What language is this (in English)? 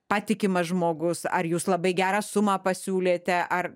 Lithuanian